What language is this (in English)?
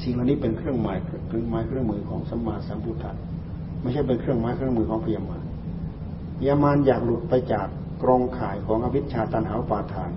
Thai